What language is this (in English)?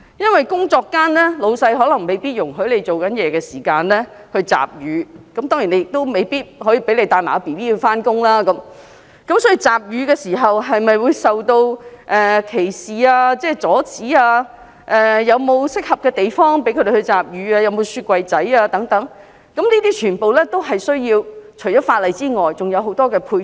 Cantonese